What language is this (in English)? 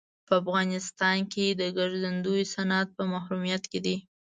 Pashto